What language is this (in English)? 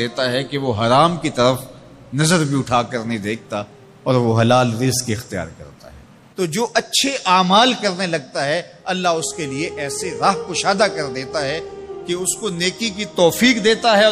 Urdu